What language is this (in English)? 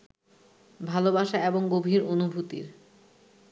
Bangla